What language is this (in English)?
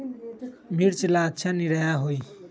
Magahi